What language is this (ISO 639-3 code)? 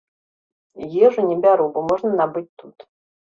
bel